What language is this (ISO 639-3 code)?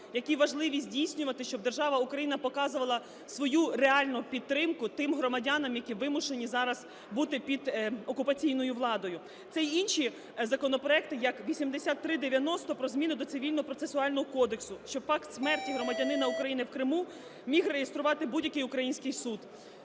ukr